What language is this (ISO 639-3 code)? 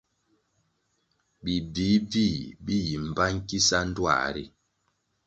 nmg